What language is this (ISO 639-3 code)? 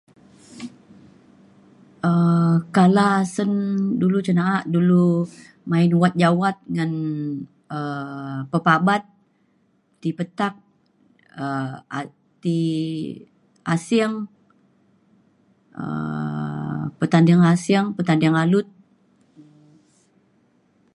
xkl